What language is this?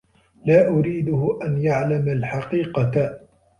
Arabic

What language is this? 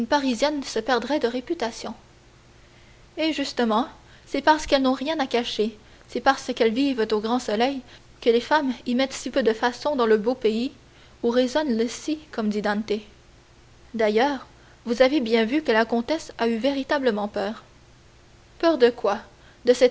French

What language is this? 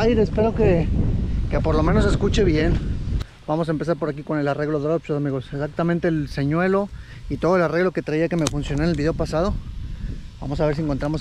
Spanish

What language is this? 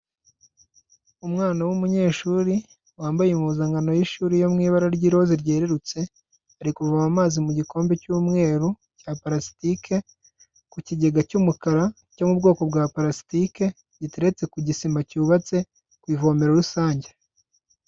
Kinyarwanda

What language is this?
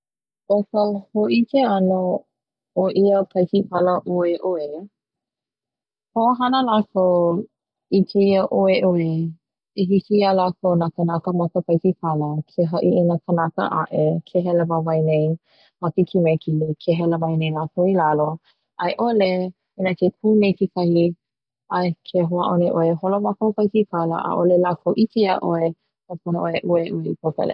Hawaiian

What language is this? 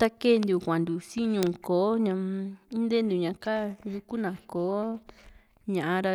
Juxtlahuaca Mixtec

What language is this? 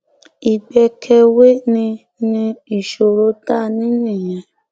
Yoruba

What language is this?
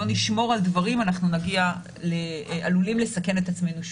Hebrew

